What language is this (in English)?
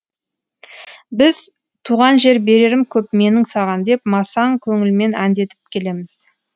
Kazakh